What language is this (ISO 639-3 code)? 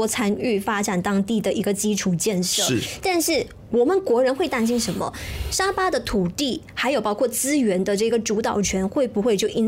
zho